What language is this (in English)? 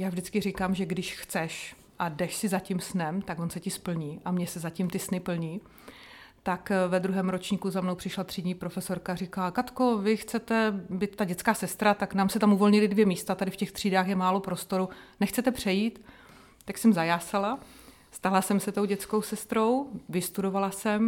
Czech